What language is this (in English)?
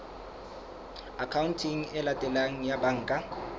Southern Sotho